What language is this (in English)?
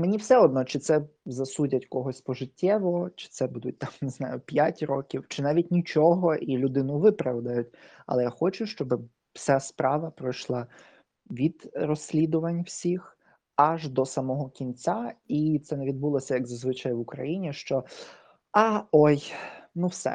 Ukrainian